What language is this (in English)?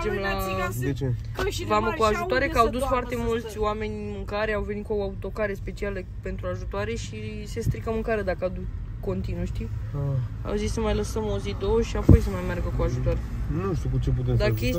Romanian